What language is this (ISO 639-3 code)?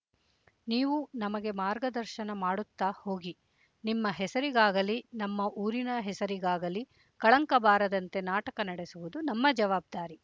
kan